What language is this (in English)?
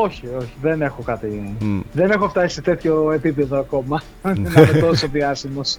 Greek